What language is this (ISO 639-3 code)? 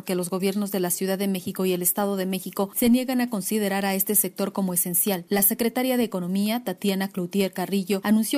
spa